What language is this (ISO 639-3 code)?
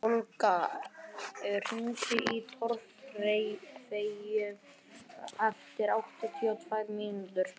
isl